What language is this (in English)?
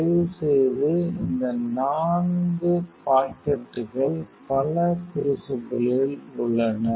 Tamil